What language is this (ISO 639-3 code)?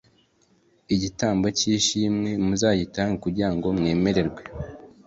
kin